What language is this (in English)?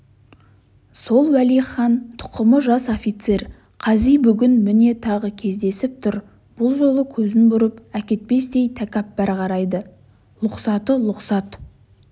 Kazakh